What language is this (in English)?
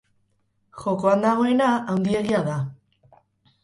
Basque